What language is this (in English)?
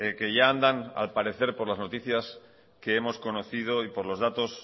Spanish